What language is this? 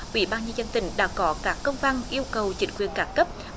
Vietnamese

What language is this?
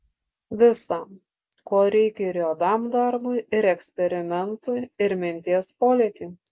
Lithuanian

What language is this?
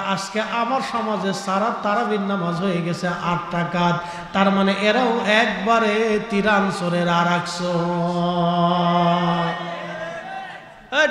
Bangla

